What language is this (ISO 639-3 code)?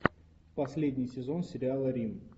rus